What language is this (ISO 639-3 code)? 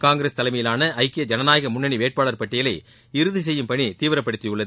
tam